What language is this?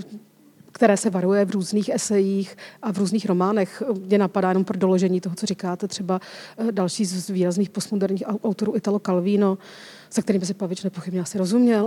Czech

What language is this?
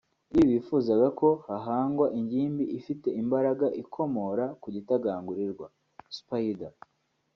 Kinyarwanda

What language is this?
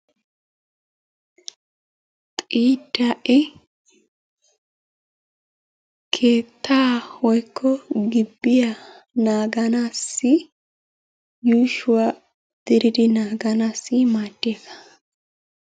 Wolaytta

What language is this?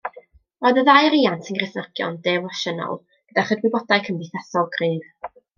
Welsh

